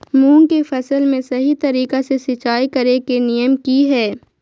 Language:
Magahi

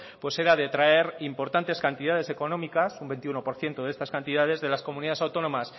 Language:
Spanish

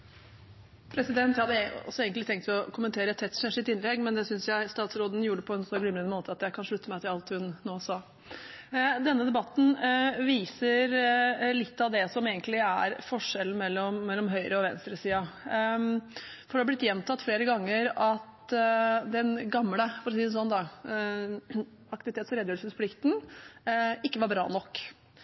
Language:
Norwegian Bokmål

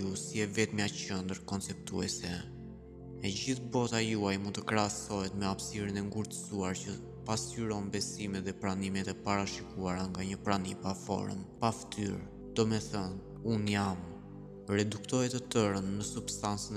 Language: Romanian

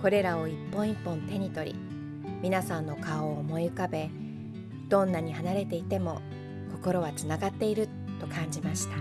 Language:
Japanese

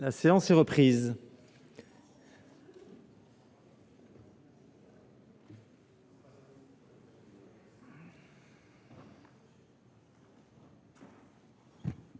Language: French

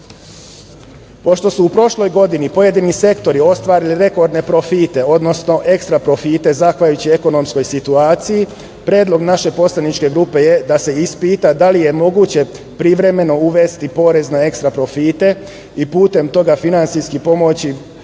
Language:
Serbian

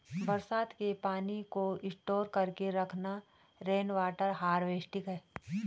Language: Hindi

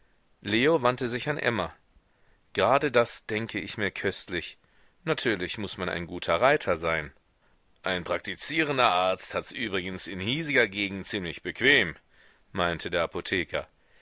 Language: German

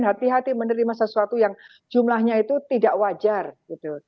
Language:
Indonesian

